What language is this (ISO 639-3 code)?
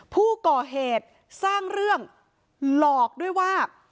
tha